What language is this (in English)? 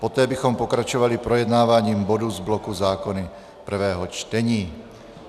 Czech